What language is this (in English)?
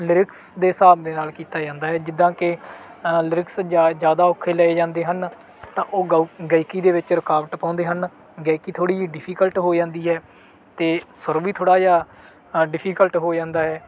Punjabi